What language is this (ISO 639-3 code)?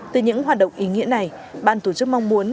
vie